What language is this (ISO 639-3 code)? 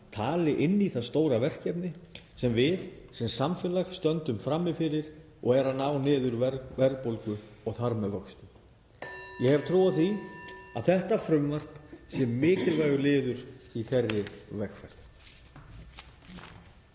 isl